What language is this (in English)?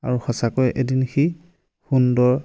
Assamese